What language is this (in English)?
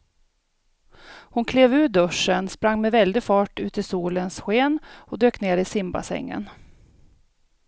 Swedish